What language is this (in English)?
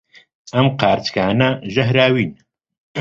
Central Kurdish